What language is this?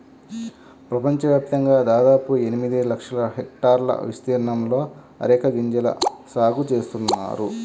Telugu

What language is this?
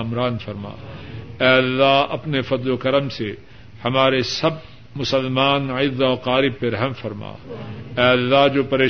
Urdu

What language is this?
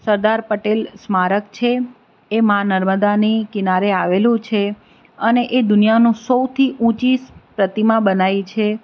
Gujarati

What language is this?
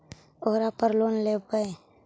Magahi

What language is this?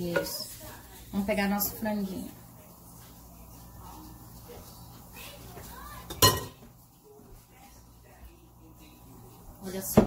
Portuguese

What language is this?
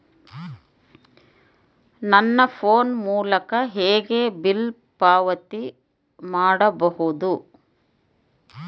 Kannada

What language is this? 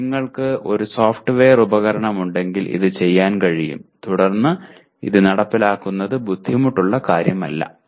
Malayalam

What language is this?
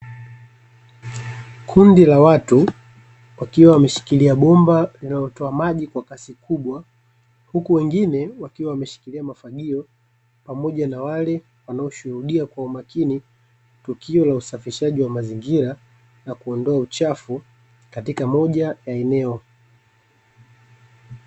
Swahili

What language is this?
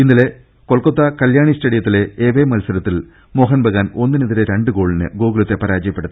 Malayalam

